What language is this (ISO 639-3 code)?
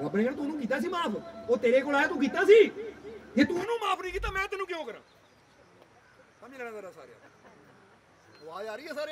pan